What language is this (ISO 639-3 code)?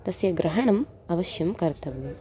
san